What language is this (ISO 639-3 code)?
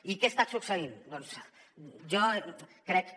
cat